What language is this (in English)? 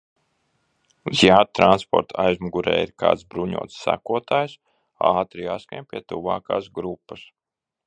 Latvian